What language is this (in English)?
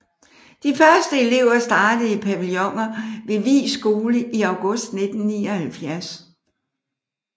Danish